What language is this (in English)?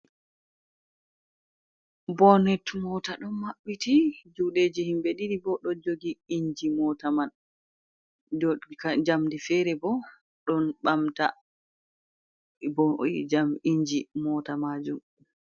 Fula